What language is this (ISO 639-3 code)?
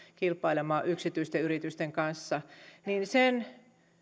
fin